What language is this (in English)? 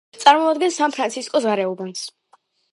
Georgian